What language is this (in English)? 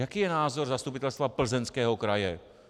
Czech